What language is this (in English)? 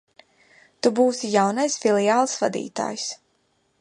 Latvian